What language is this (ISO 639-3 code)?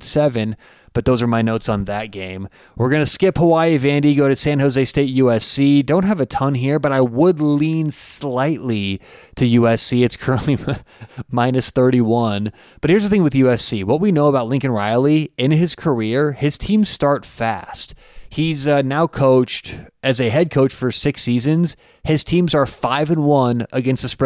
eng